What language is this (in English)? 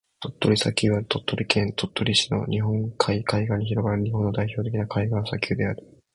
Japanese